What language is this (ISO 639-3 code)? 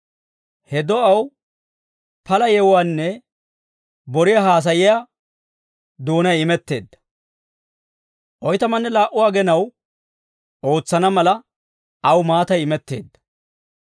dwr